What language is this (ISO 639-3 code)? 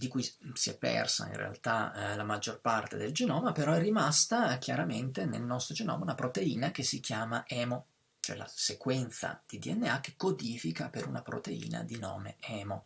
ita